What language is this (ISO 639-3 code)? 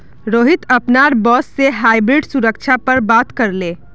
mag